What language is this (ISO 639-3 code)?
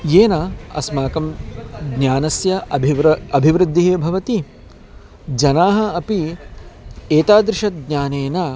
san